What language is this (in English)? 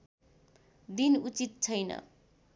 Nepali